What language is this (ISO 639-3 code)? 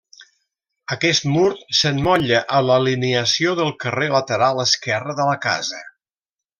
cat